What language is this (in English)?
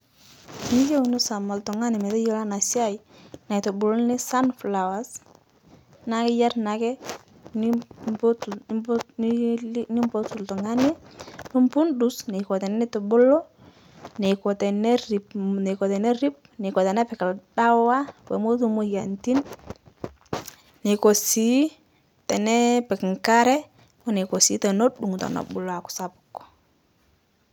Masai